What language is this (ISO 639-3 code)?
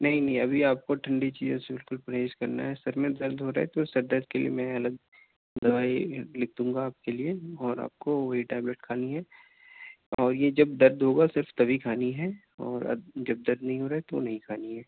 urd